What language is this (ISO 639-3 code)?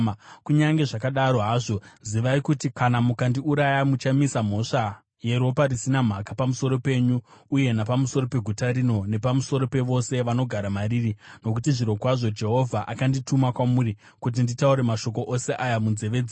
sna